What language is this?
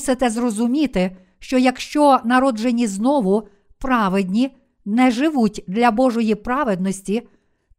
Ukrainian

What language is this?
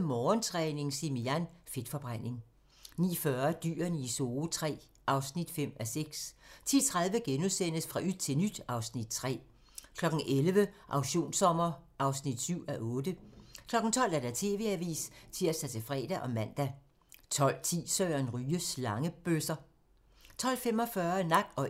Danish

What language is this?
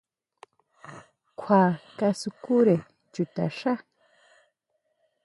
Huautla Mazatec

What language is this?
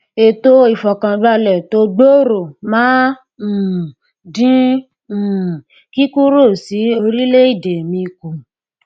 Yoruba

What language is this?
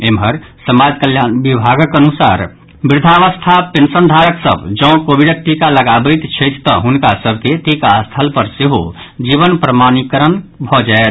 Maithili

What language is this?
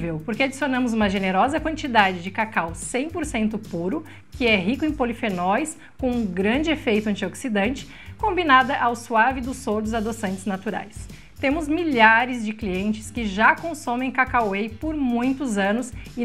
Portuguese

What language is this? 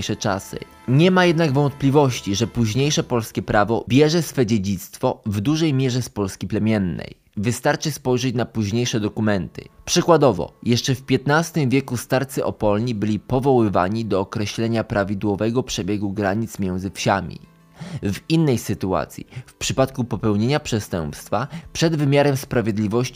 Polish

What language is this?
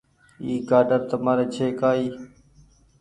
Goaria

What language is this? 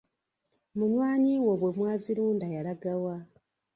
Ganda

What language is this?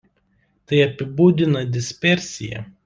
Lithuanian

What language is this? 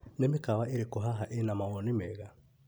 Kikuyu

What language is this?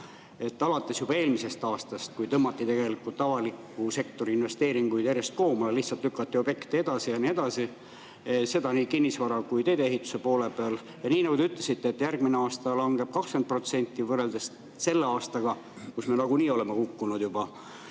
Estonian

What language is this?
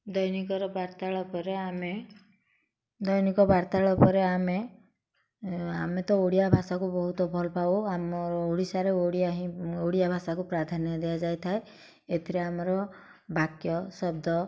Odia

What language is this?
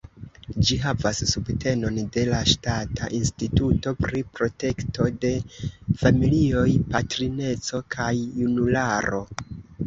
Esperanto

